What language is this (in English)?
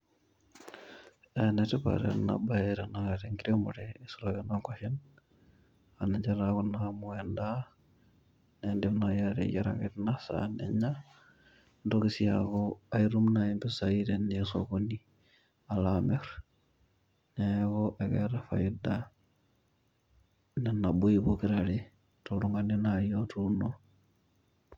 Masai